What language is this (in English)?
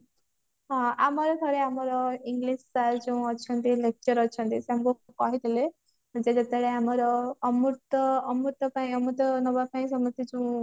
Odia